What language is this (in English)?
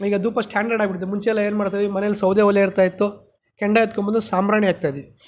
Kannada